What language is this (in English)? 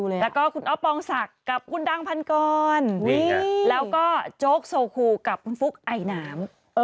Thai